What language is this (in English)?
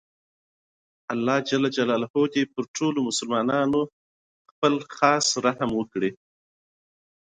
Pashto